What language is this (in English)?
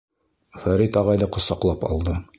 Bashkir